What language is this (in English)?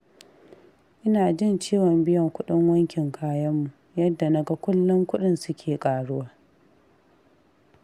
Hausa